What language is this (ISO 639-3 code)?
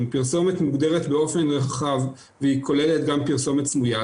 heb